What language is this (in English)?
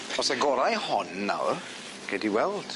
Welsh